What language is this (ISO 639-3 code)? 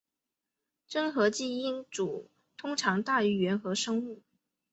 zho